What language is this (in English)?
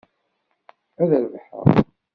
Kabyle